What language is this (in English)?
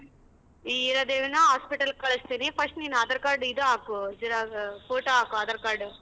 Kannada